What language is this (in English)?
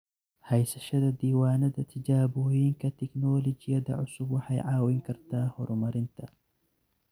Somali